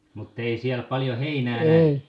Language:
Finnish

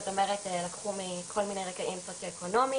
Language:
Hebrew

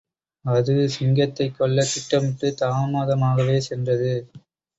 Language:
Tamil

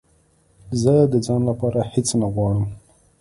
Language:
Pashto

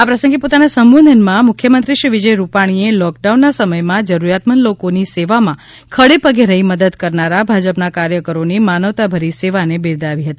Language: Gujarati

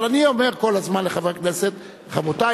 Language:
Hebrew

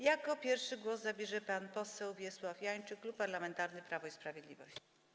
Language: Polish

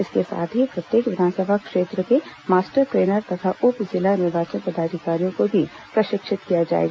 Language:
Hindi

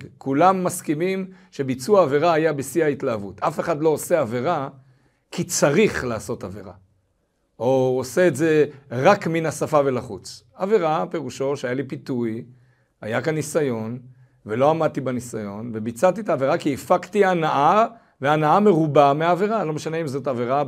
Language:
Hebrew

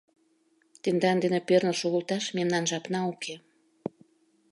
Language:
Mari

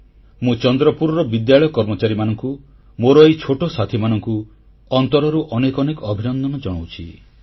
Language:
Odia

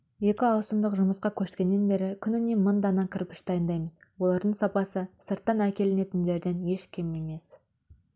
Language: Kazakh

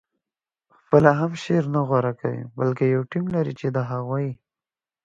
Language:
Pashto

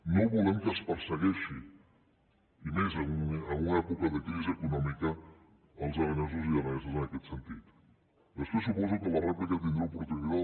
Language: Catalan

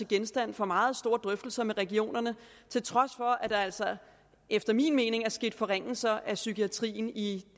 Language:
Danish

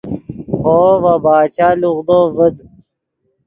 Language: Yidgha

